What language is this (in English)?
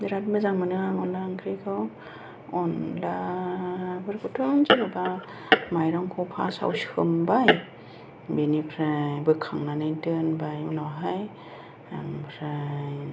Bodo